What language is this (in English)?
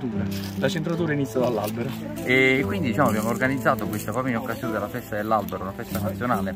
Italian